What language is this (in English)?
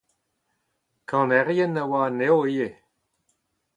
Breton